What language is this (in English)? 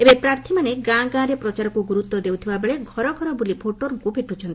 Odia